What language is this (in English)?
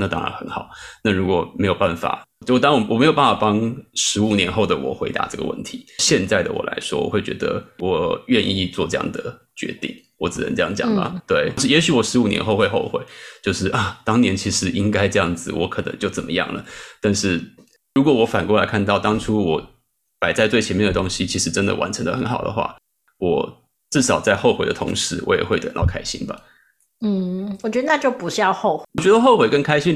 Chinese